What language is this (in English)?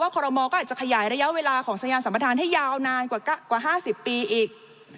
Thai